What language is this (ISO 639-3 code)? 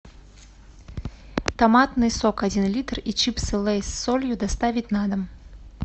rus